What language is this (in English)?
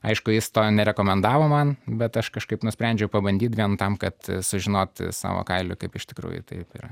Lithuanian